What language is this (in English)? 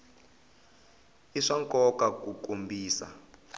Tsonga